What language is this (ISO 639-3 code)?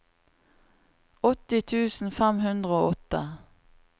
nor